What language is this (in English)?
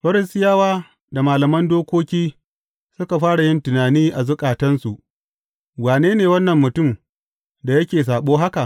Hausa